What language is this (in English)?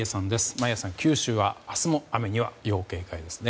Japanese